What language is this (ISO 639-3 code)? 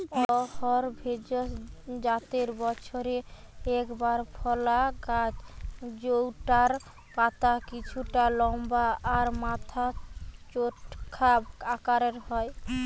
ben